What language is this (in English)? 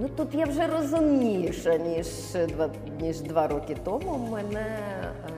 Ukrainian